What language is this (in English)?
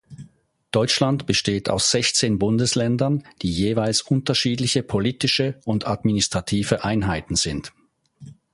German